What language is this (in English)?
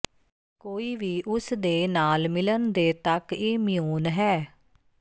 Punjabi